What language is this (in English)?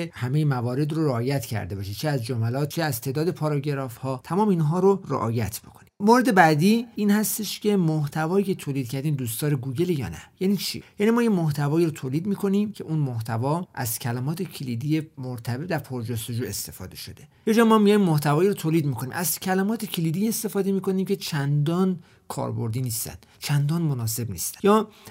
Persian